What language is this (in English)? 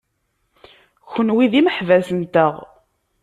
Kabyle